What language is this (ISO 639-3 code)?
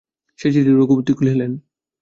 ben